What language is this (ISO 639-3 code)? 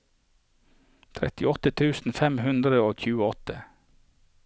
nor